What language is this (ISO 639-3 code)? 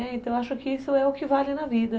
por